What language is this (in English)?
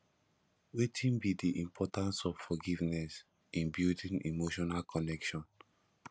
Nigerian Pidgin